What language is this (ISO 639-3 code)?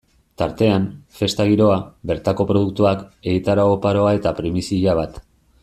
eus